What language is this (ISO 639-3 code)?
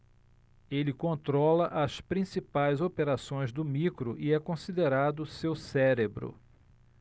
por